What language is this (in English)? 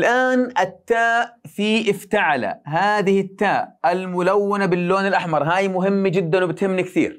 Arabic